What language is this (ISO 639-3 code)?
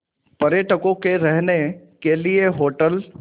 hin